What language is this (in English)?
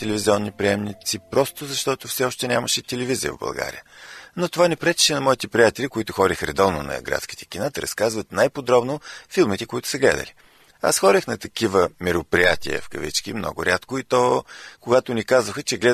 Bulgarian